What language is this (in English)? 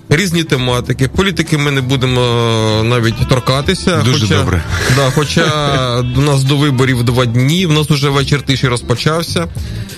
Ukrainian